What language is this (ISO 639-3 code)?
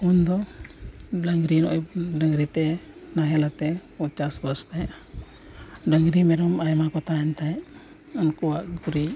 sat